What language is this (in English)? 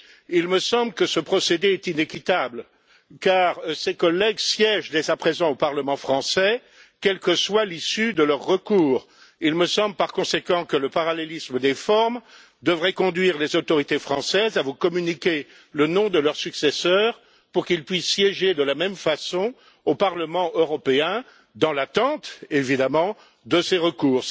French